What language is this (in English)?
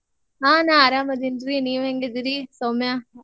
Kannada